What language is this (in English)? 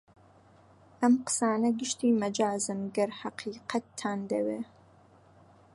Central Kurdish